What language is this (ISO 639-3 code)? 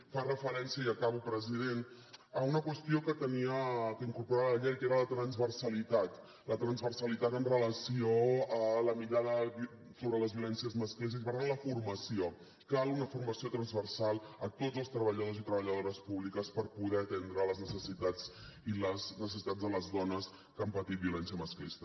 cat